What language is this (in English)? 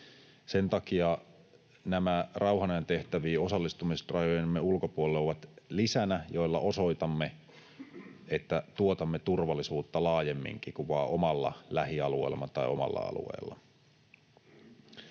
Finnish